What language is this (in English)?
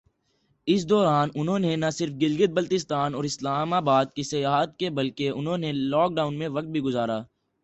Urdu